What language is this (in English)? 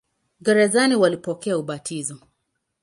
Swahili